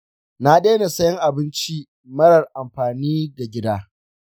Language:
Hausa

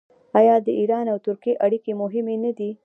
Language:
Pashto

